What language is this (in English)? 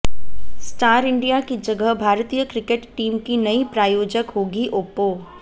Hindi